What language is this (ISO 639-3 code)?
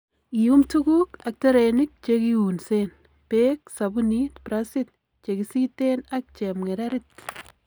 kln